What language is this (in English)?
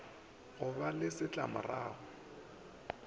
Northern Sotho